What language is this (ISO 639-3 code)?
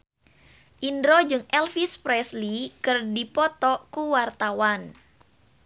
sun